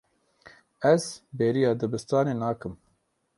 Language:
Kurdish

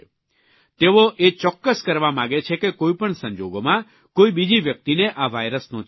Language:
Gujarati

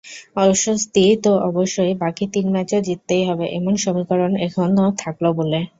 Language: Bangla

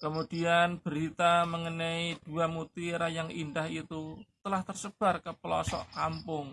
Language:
Indonesian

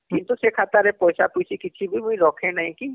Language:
Odia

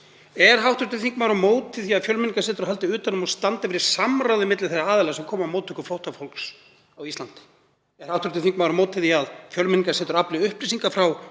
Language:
Icelandic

